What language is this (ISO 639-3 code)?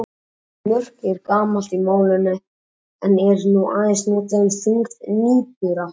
isl